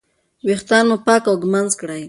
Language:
Pashto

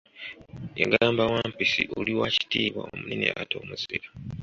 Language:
Ganda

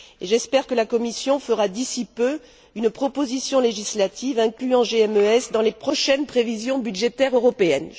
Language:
French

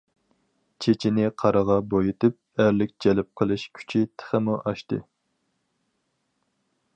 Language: Uyghur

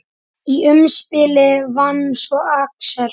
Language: Icelandic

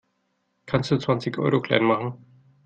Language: German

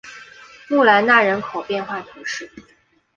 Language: Chinese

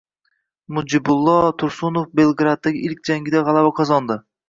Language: Uzbek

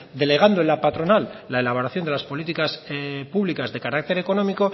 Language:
Spanish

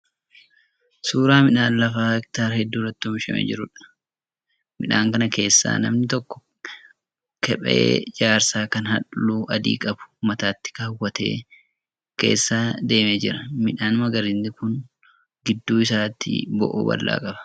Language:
Oromo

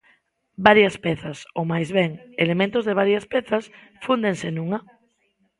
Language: Galician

